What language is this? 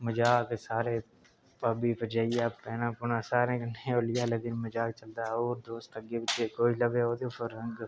Dogri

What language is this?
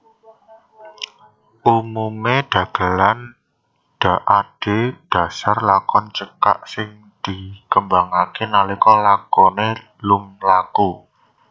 Javanese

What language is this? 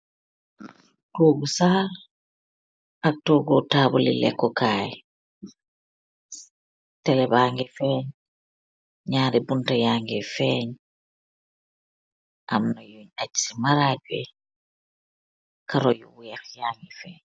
Wolof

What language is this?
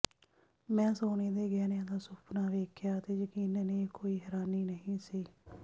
Punjabi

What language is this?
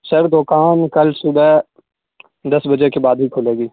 Urdu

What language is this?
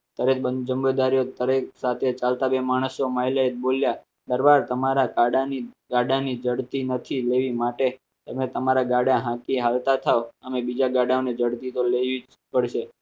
Gujarati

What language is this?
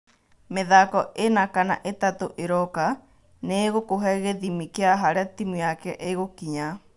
Kikuyu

